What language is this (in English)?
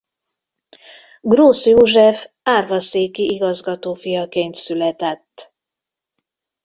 Hungarian